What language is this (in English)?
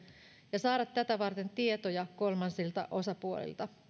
Finnish